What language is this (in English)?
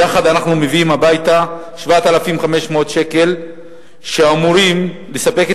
Hebrew